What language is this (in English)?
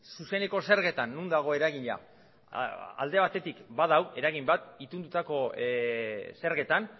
Basque